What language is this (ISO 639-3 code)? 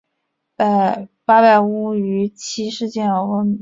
zho